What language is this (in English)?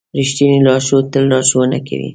Pashto